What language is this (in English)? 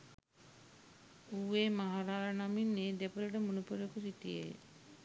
Sinhala